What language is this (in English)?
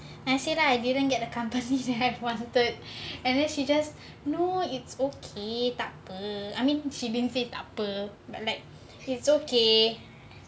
English